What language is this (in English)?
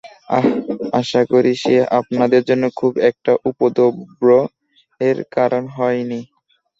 Bangla